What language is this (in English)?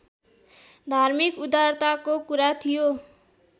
Nepali